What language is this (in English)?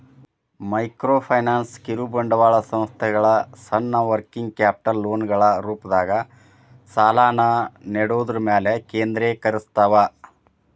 Kannada